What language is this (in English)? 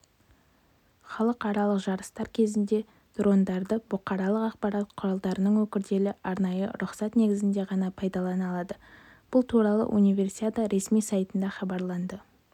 Kazakh